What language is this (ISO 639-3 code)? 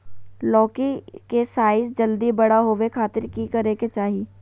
mag